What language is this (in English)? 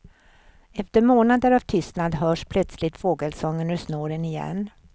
Swedish